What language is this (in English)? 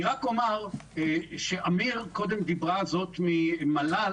Hebrew